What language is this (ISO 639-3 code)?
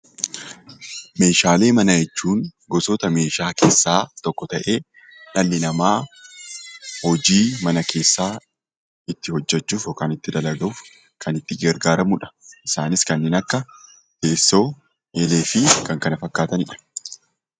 orm